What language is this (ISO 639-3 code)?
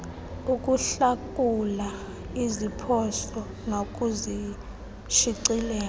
xho